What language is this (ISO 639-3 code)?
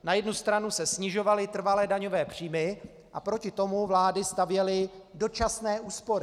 ces